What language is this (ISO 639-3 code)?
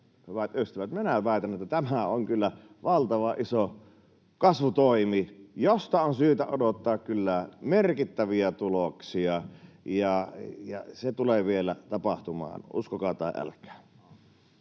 fin